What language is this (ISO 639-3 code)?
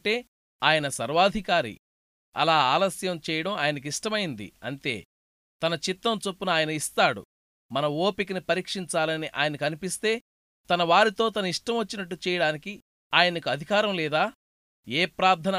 tel